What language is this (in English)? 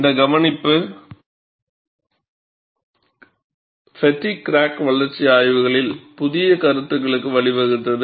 Tamil